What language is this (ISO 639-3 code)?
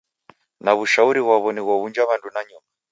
dav